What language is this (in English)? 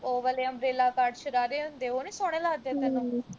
Punjabi